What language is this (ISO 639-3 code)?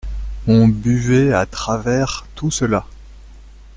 fra